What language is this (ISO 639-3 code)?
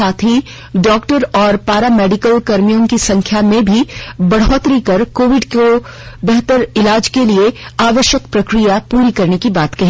hin